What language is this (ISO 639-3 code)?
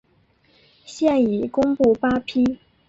zho